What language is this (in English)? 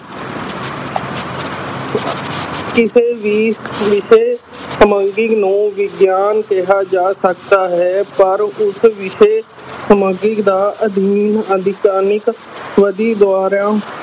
Punjabi